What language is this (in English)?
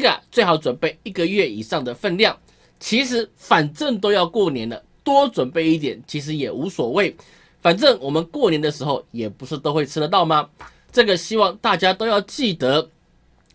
Chinese